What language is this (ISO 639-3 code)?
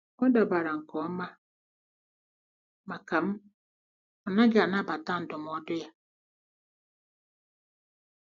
ibo